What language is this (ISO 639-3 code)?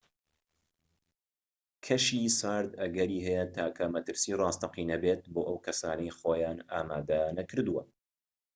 ckb